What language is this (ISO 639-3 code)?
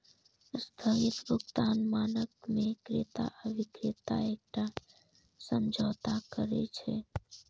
mai